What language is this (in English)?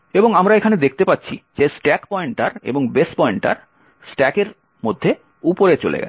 Bangla